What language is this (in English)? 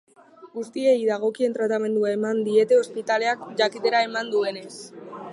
Basque